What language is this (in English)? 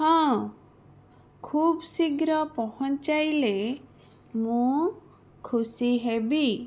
Odia